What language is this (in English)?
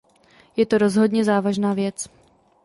Czech